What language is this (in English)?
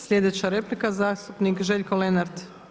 Croatian